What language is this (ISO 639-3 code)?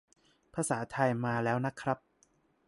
tha